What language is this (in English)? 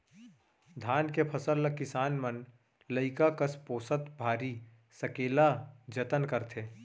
Chhattisgarhi